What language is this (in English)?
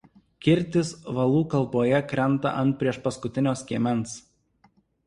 Lithuanian